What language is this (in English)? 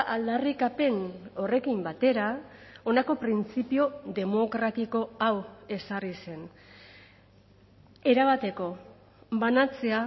Basque